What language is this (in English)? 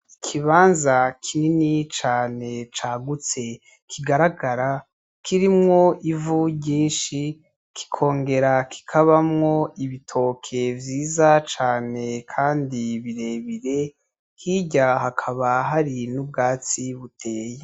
Rundi